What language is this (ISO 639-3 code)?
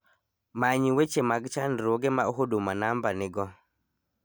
luo